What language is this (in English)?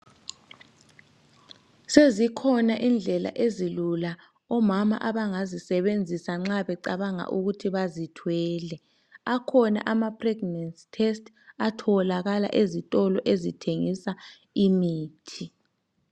North Ndebele